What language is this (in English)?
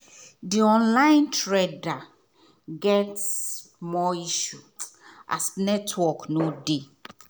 Nigerian Pidgin